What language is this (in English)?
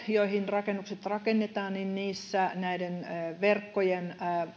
Finnish